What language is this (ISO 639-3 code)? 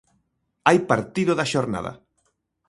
glg